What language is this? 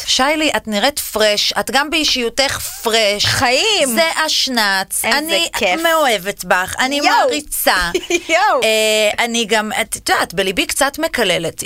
Hebrew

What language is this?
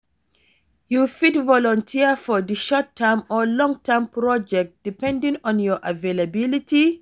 Nigerian Pidgin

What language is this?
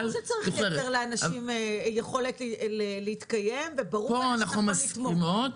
Hebrew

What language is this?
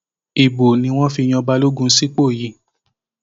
Yoruba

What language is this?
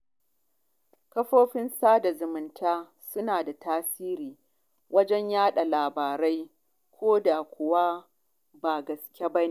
Hausa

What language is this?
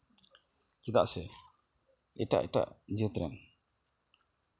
Santali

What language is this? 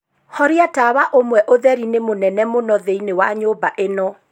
Kikuyu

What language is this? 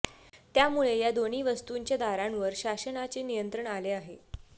Marathi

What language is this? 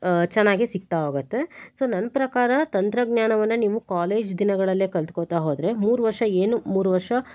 Kannada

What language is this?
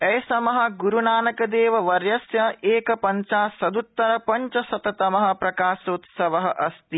Sanskrit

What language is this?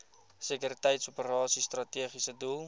Afrikaans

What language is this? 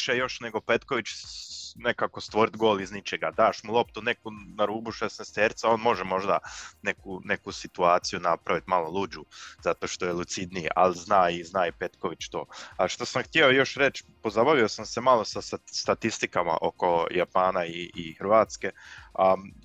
Croatian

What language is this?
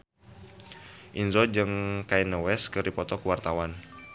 Sundanese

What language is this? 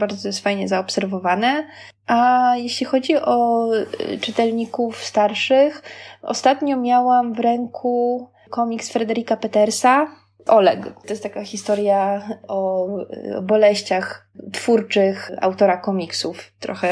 Polish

